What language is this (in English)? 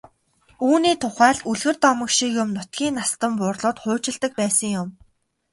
Mongolian